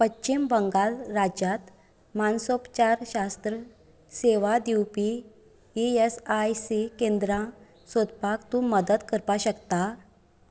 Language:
Konkani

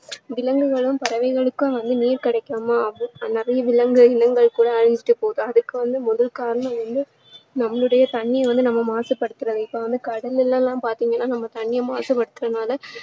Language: Tamil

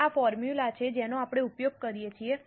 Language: Gujarati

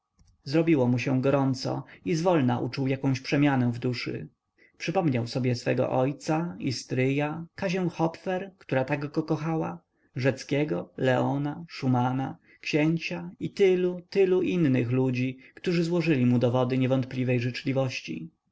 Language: Polish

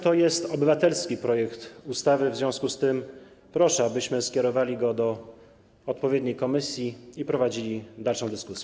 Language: Polish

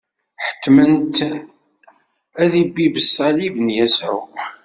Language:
Kabyle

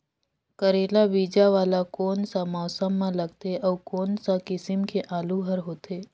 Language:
Chhattisgarhi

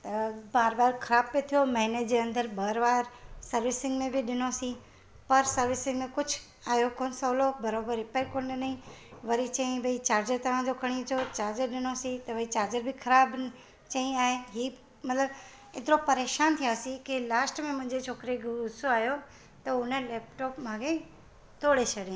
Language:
Sindhi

